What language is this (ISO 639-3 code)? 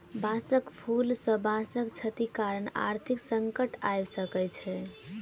mai